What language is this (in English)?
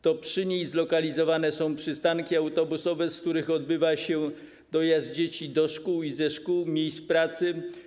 Polish